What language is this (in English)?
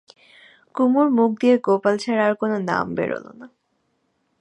Bangla